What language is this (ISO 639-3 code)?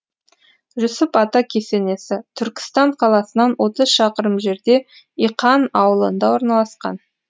kaz